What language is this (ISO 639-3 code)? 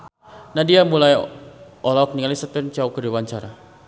sun